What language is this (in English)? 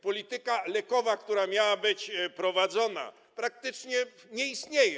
Polish